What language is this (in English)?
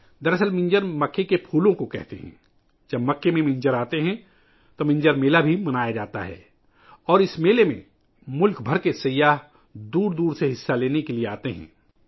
Urdu